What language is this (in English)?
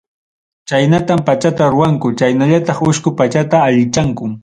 Ayacucho Quechua